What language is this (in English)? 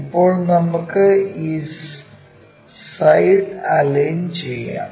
Malayalam